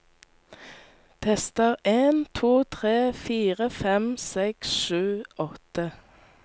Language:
Norwegian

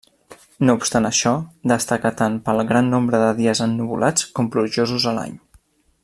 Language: Catalan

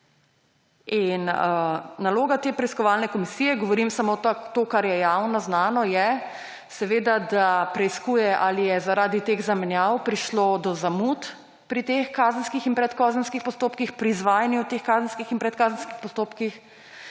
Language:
Slovenian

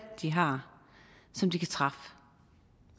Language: Danish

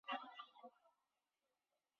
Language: Chinese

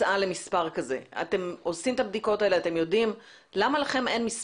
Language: Hebrew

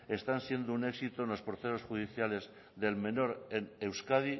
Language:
Spanish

